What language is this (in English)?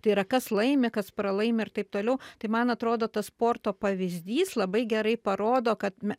Lithuanian